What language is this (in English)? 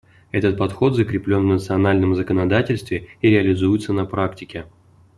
Russian